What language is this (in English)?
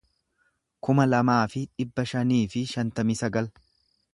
Oromo